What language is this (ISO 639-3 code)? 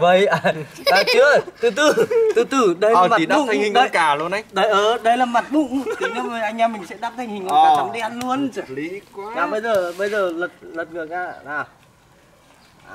vie